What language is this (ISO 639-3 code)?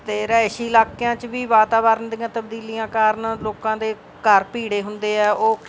pan